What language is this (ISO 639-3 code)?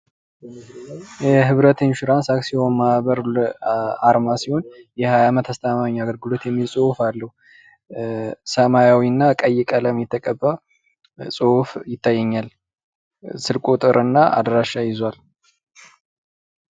amh